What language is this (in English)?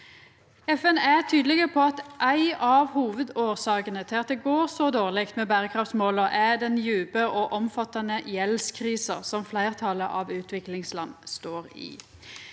Norwegian